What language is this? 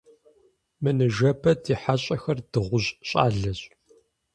Kabardian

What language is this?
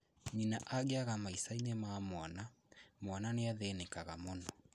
Kikuyu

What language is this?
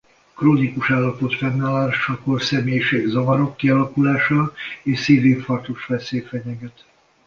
Hungarian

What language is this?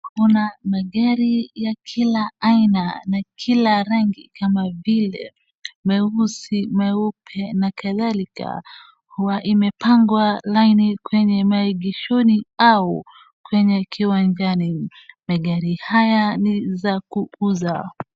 Swahili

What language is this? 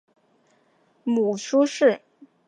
Chinese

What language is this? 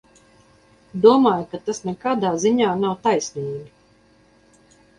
Latvian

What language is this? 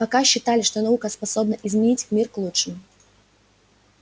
Russian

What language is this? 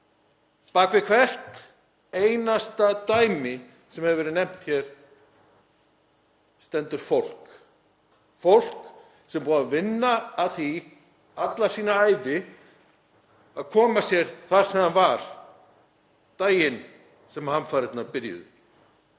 Icelandic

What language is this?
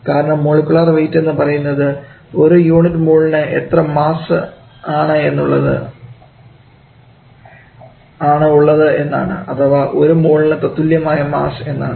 Malayalam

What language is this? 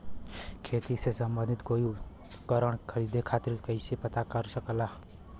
Bhojpuri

